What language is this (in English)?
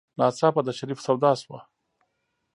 Pashto